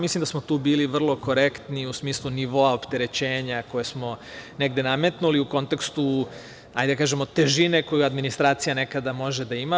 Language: Serbian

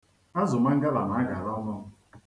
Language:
Igbo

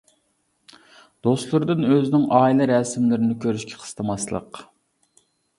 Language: Uyghur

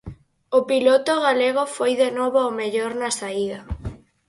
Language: Galician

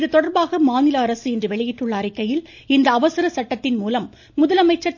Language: Tamil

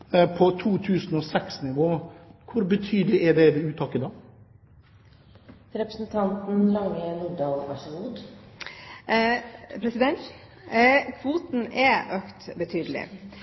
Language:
Norwegian Bokmål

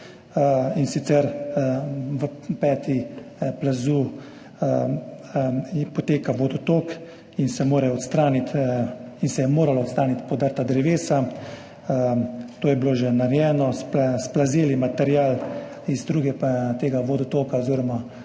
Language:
Slovenian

